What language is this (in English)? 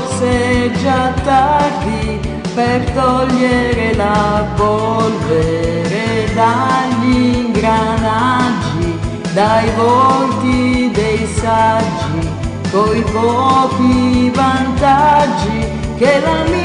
Italian